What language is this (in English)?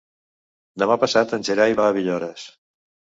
Catalan